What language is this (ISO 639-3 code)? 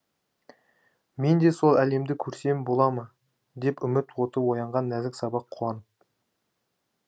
kaz